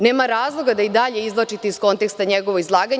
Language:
Serbian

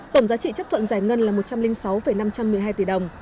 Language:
Vietnamese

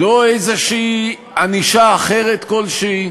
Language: Hebrew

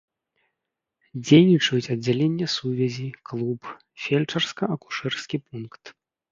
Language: Belarusian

